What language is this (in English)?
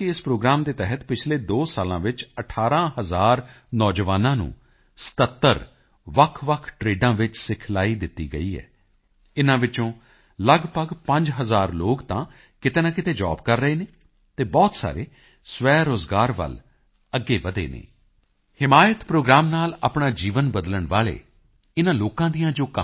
Punjabi